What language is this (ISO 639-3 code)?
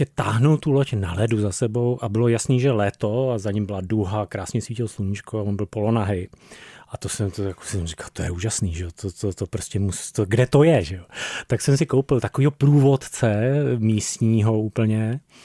ces